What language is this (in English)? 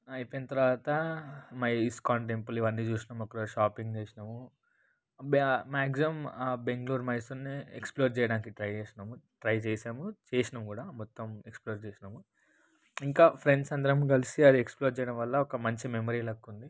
Telugu